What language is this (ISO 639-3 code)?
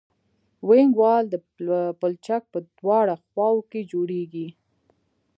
pus